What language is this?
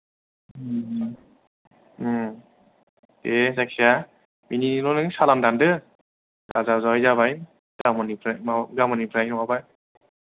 Bodo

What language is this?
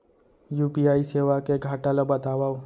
Chhattisgarhi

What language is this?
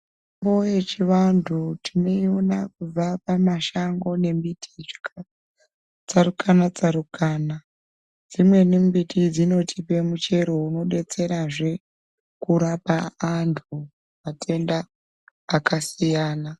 Ndau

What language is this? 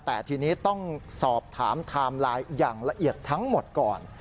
Thai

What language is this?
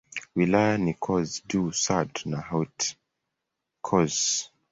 Swahili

